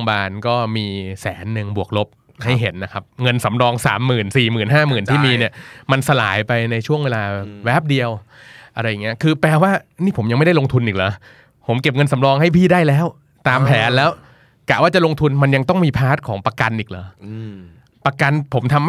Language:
Thai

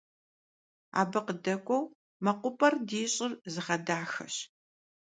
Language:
Kabardian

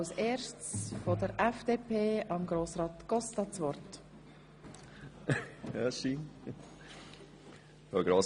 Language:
Swiss German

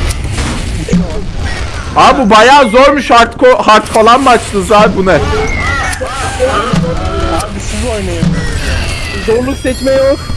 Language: Turkish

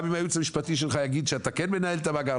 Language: Hebrew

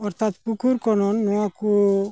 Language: Santali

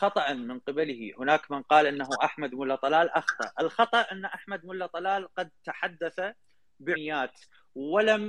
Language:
Arabic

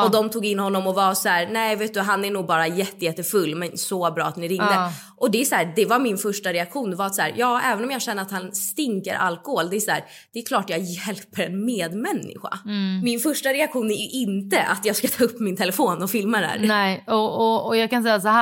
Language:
Swedish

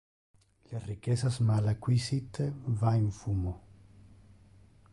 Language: Interlingua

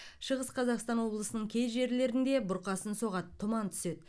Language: Kazakh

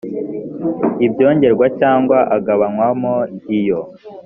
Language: Kinyarwanda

